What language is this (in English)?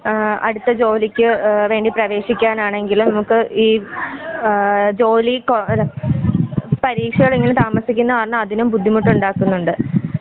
Malayalam